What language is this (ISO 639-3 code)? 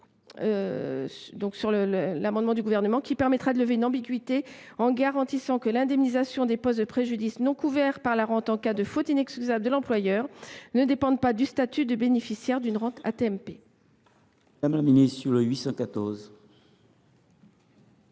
fra